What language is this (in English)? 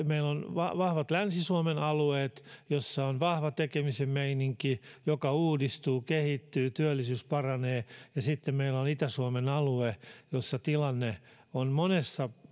Finnish